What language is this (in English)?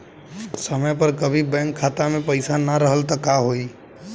Bhojpuri